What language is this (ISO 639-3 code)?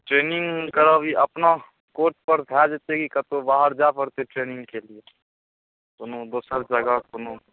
mai